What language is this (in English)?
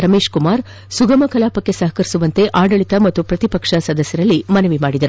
Kannada